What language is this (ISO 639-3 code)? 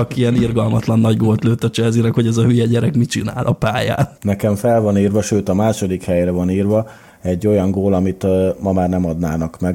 hun